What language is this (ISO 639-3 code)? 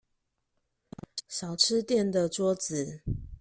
zho